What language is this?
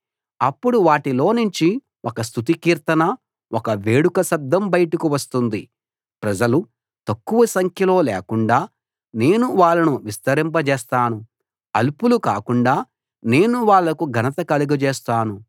Telugu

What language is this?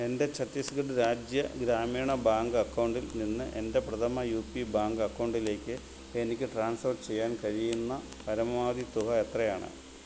Malayalam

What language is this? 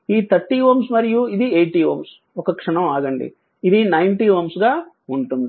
Telugu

